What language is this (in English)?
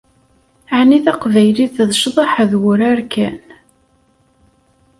Kabyle